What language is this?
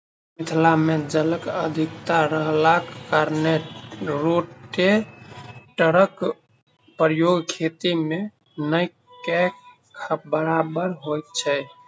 Maithili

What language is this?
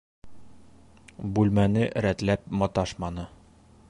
Bashkir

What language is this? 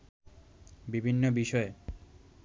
Bangla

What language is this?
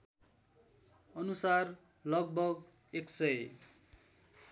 Nepali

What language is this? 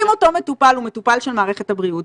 Hebrew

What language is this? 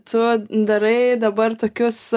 Lithuanian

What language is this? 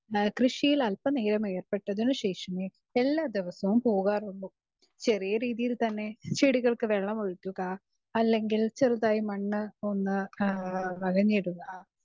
Malayalam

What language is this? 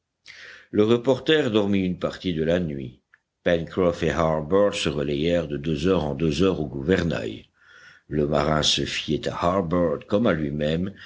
French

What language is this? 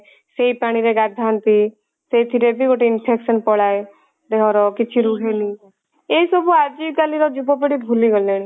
Odia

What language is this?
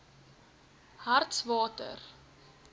Afrikaans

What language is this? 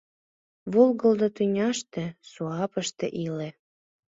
Mari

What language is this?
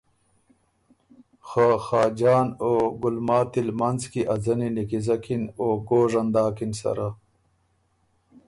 Ormuri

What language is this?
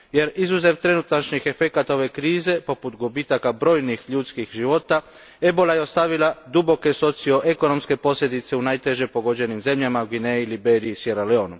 Croatian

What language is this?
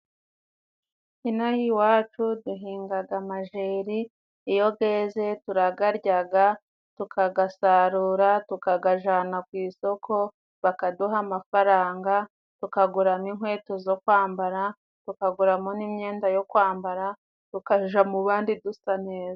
Kinyarwanda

